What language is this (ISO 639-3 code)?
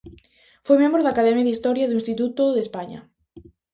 glg